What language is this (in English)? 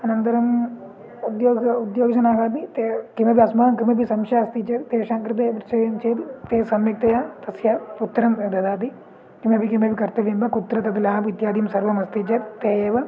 Sanskrit